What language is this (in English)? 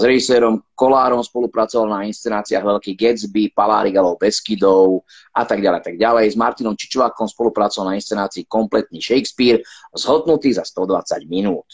Slovak